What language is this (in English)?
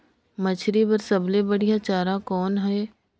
Chhattisgarhi